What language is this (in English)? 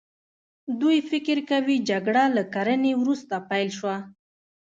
Pashto